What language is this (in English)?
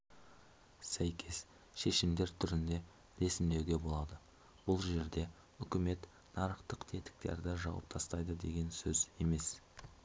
Kazakh